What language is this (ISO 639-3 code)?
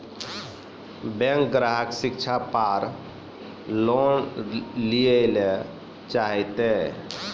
mai